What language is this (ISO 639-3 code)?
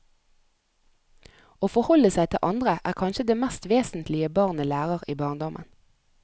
nor